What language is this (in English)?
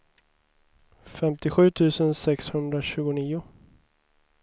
Swedish